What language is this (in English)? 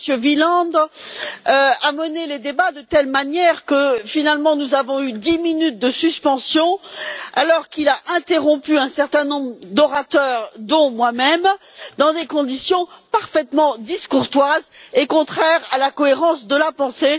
French